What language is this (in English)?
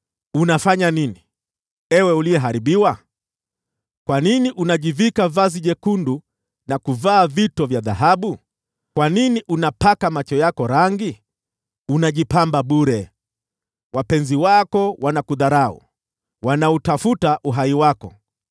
Swahili